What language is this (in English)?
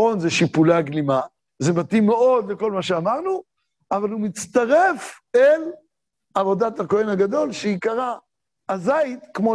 Hebrew